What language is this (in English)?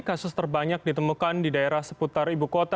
Indonesian